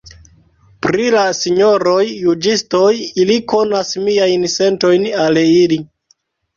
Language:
Esperanto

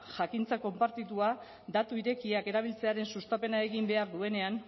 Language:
Basque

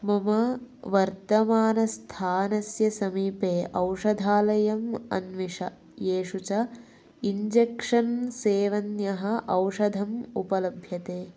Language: Sanskrit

